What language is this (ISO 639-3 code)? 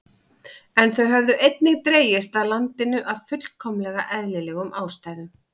isl